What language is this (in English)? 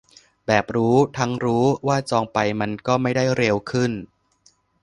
Thai